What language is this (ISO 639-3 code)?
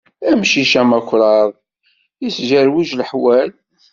kab